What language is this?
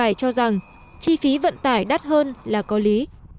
Vietnamese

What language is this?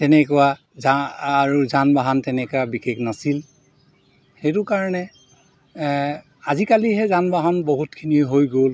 Assamese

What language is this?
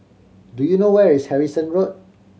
English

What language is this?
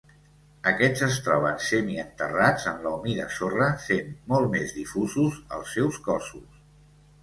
Catalan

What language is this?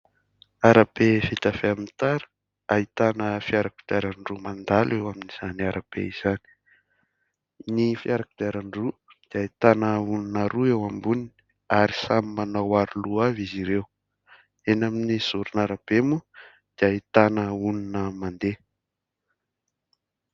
Malagasy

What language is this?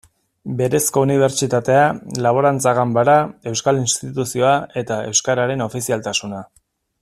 Basque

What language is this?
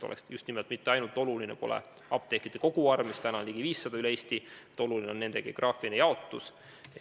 Estonian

